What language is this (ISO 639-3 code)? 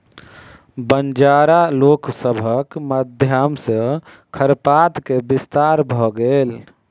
mai